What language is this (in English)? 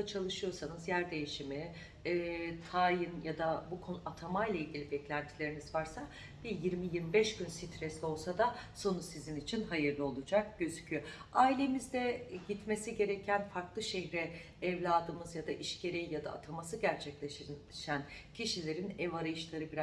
Turkish